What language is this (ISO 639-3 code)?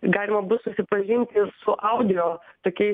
lit